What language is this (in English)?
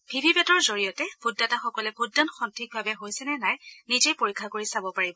Assamese